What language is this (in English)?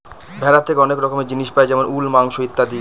Bangla